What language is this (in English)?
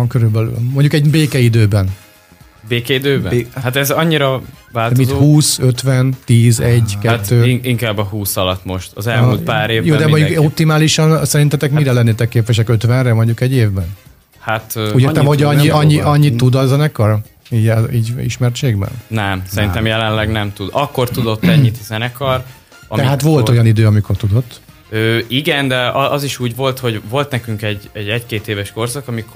Hungarian